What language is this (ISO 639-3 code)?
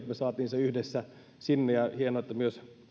fin